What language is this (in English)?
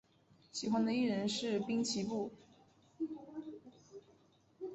Chinese